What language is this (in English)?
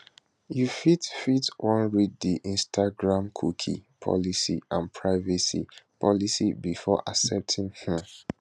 Nigerian Pidgin